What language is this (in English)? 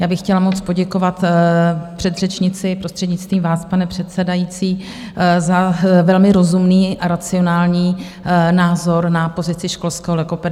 Czech